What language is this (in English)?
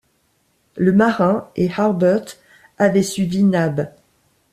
French